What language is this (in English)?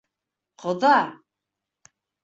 Bashkir